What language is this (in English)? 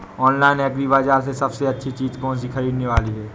Hindi